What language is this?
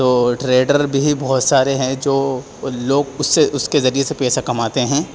Urdu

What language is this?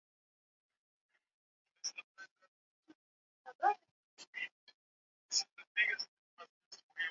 Swahili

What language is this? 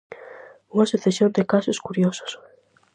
Galician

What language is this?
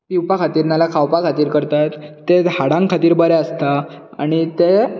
Konkani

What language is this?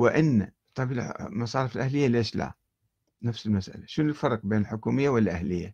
Arabic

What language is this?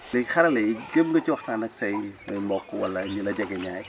Wolof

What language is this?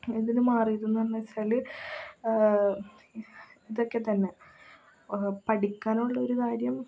Malayalam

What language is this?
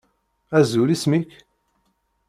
Kabyle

